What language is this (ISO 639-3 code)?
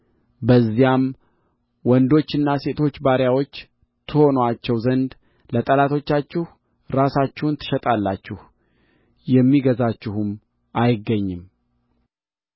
amh